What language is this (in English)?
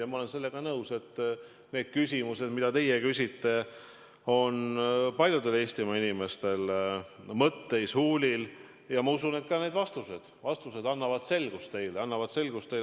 Estonian